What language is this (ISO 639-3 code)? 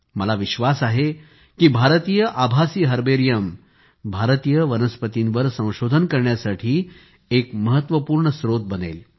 mar